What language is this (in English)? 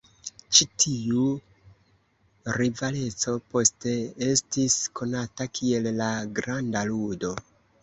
Esperanto